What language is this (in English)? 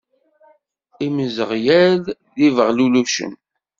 Kabyle